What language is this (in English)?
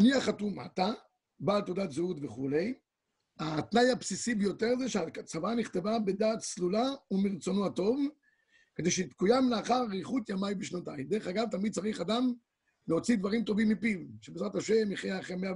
Hebrew